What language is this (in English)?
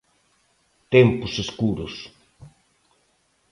Galician